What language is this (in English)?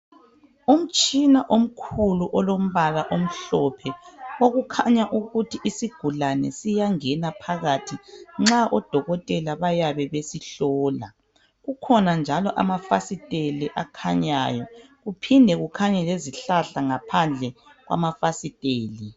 North Ndebele